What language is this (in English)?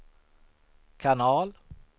Swedish